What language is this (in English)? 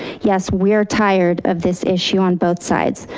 English